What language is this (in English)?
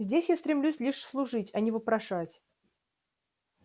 Russian